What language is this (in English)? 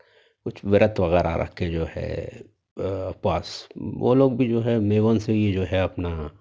Urdu